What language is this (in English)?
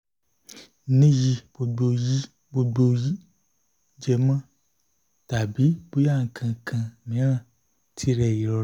Yoruba